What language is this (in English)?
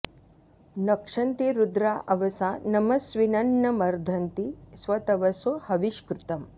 Sanskrit